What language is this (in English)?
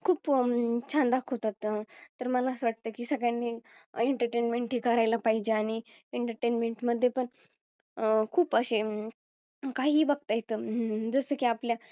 Marathi